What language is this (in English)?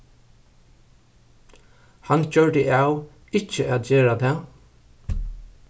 Faroese